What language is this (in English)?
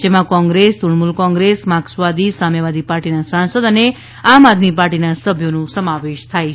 Gujarati